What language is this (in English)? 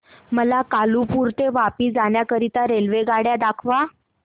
Marathi